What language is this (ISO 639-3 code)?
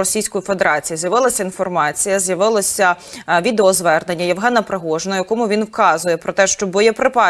ukr